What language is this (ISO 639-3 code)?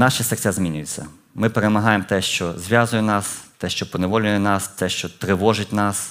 ukr